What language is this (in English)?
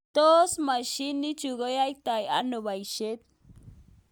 Kalenjin